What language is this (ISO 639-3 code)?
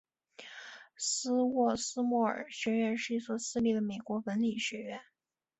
zho